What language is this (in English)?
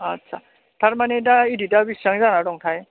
Bodo